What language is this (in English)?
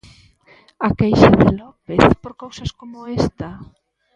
Galician